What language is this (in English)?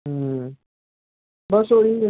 Punjabi